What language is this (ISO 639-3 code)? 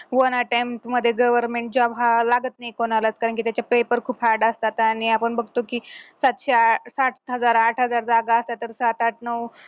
mar